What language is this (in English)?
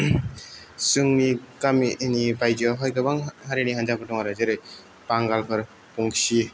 Bodo